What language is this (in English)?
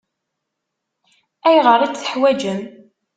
Kabyle